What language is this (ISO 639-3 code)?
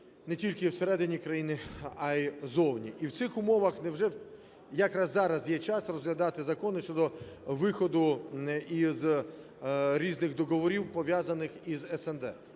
ukr